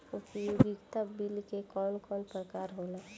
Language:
Bhojpuri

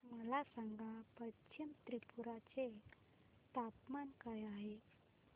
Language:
Marathi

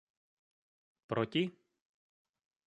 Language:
Czech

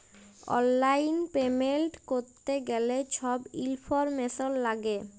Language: Bangla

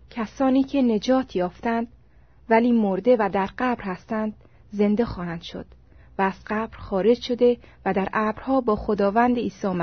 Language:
Persian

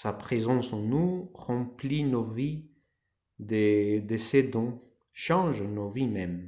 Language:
French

